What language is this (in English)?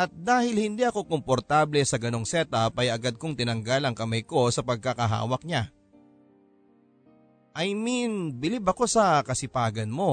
Filipino